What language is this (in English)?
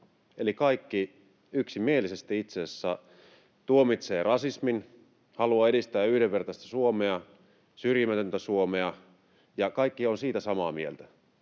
Finnish